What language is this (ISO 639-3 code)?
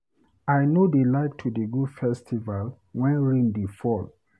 pcm